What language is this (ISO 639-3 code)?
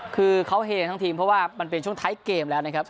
tha